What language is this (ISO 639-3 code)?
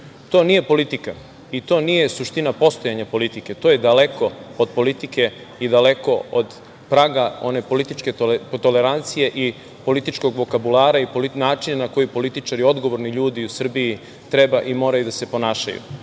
srp